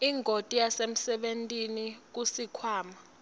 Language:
Swati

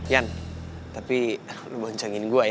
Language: Indonesian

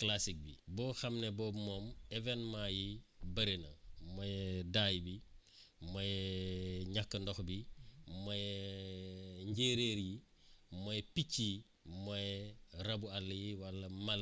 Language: Wolof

